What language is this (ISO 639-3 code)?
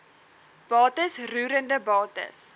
afr